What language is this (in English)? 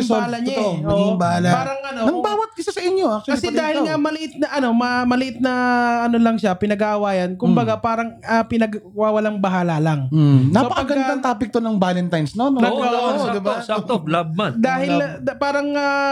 Filipino